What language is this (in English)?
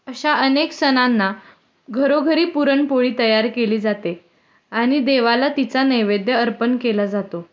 Marathi